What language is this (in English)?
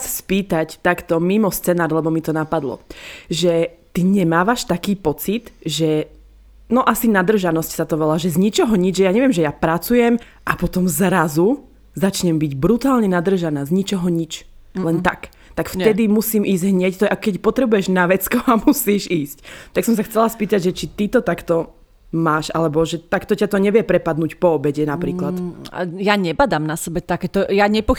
Slovak